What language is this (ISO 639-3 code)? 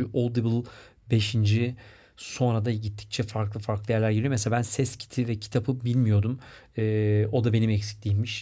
tur